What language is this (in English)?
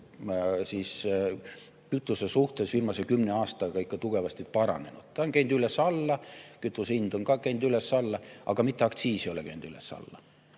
Estonian